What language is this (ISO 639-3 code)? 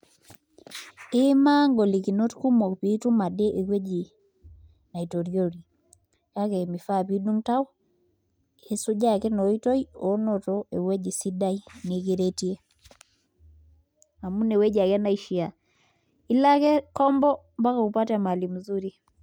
mas